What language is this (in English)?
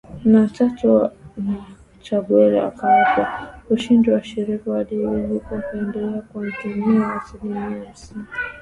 Swahili